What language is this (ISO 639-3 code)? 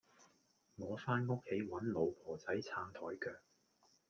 yue